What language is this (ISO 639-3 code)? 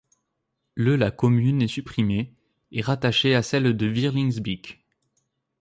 fra